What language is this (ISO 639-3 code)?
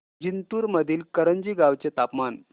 mar